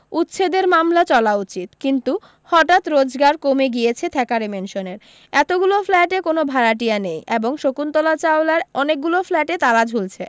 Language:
Bangla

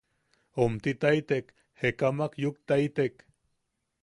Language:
Yaqui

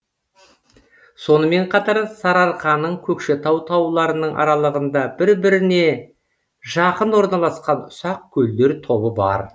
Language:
Kazakh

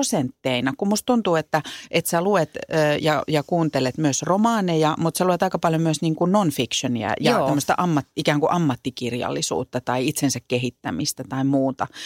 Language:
Finnish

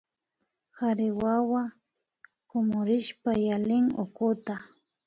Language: Imbabura Highland Quichua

